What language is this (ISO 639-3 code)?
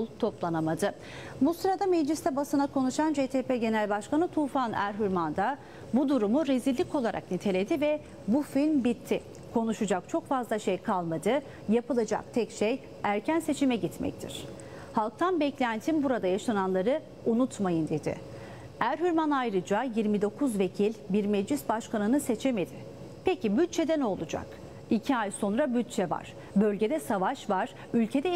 tur